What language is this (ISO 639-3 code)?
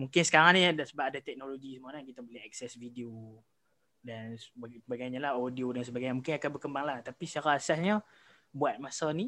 msa